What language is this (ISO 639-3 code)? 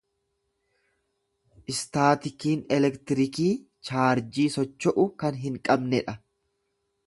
orm